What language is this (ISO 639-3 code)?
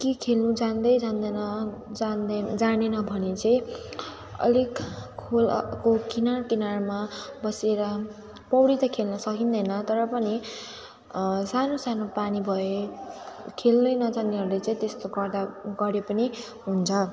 nep